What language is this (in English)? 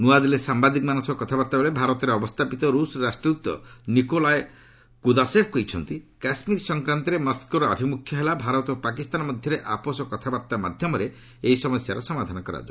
Odia